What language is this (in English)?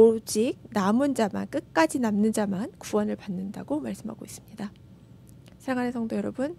Korean